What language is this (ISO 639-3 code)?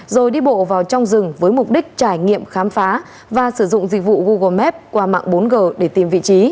vie